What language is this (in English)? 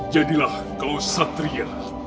Indonesian